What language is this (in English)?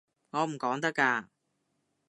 Cantonese